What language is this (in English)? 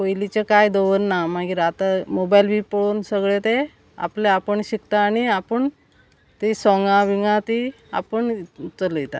Konkani